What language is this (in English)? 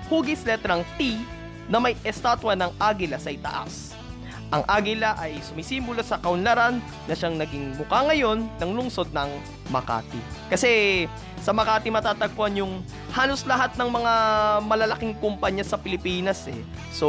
Filipino